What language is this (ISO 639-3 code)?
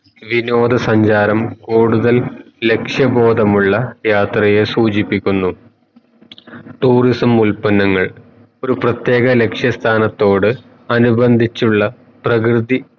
mal